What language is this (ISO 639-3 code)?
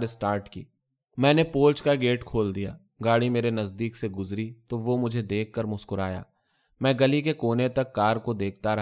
urd